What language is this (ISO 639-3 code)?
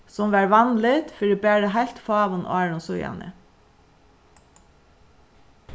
fao